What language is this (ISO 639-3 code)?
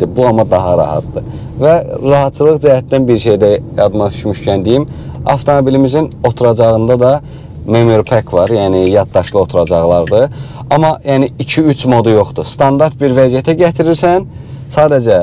tur